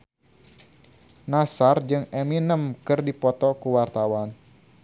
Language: Sundanese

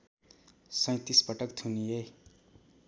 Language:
Nepali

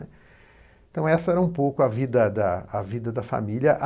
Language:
Portuguese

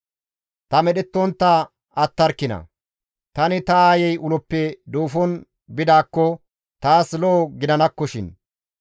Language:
Gamo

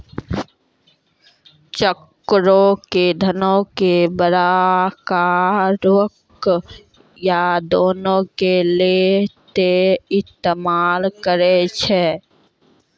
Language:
Maithili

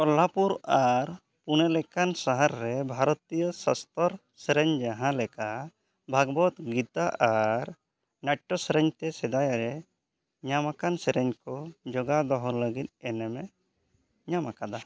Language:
Santali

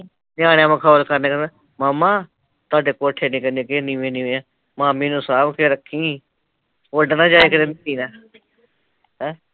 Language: Punjabi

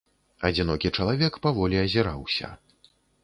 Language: Belarusian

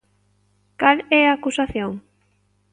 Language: Galician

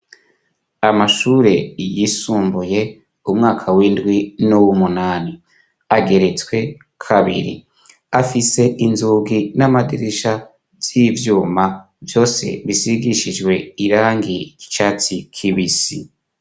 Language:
Rundi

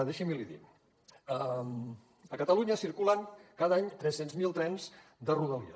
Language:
Catalan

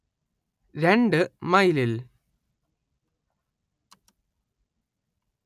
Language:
Malayalam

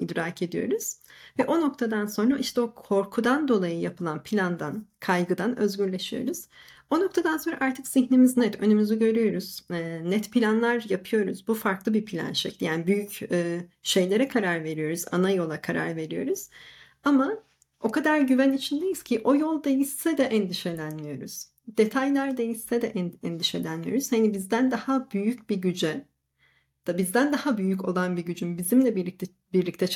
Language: Turkish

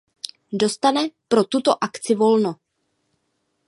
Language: Czech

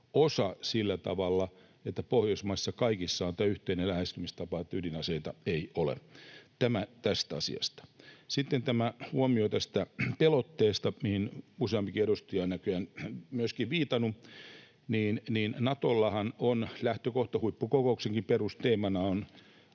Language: Finnish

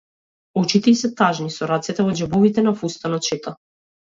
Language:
Macedonian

